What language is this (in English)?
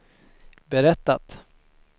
Swedish